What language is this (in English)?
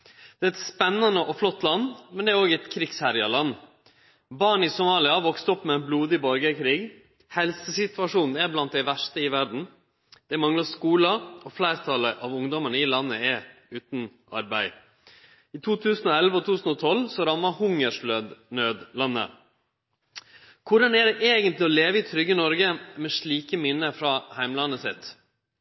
Norwegian Nynorsk